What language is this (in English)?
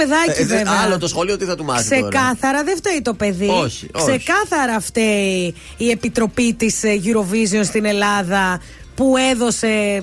Greek